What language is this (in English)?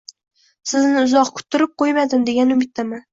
Uzbek